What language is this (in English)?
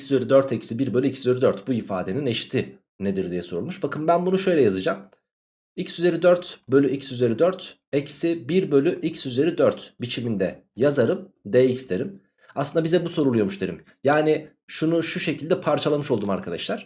Turkish